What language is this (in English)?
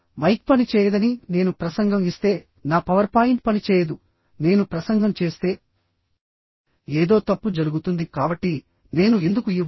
Telugu